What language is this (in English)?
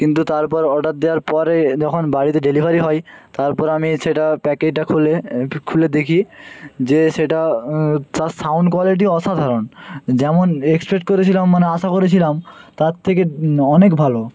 Bangla